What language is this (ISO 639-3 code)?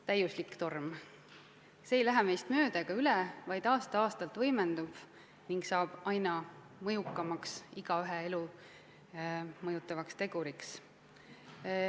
est